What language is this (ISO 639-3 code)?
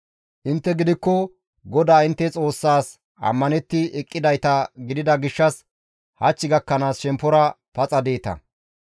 gmv